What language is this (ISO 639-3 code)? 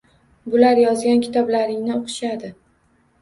uzb